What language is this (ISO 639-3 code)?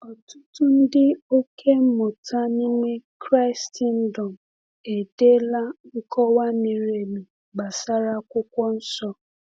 ibo